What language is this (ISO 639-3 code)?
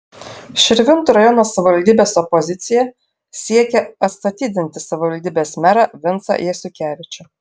lit